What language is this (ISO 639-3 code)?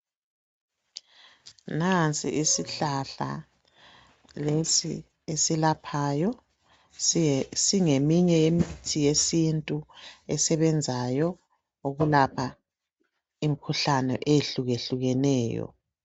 nde